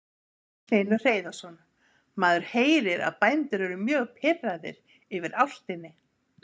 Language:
Icelandic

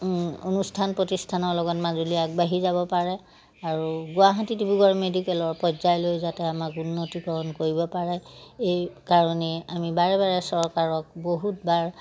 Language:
Assamese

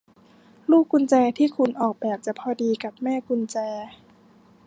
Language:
Thai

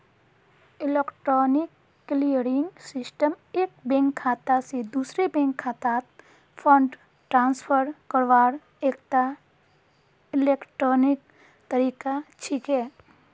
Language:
Magahi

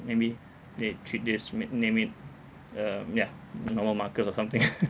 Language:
English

